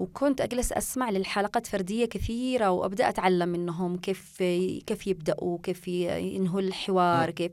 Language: Arabic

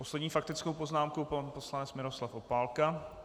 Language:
Czech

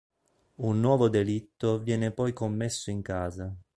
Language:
Italian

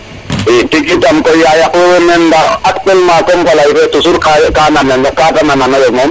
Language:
Serer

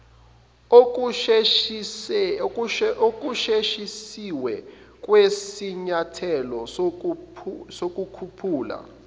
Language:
Zulu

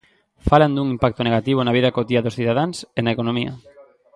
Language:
Galician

